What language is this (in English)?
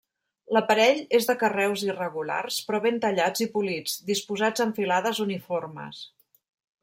Catalan